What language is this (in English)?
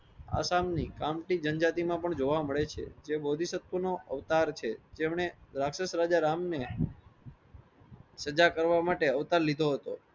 Gujarati